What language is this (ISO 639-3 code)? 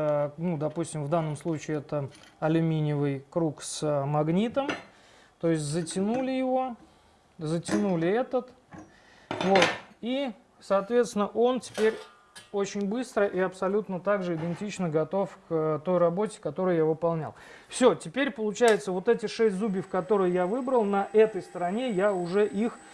rus